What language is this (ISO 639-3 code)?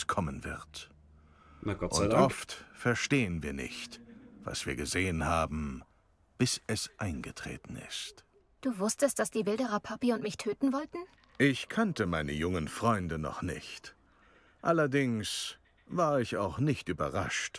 deu